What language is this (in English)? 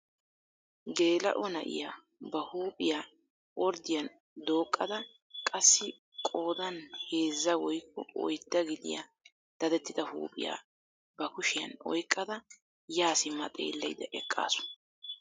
Wolaytta